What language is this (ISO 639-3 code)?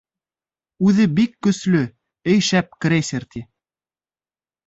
bak